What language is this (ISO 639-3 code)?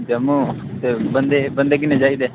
doi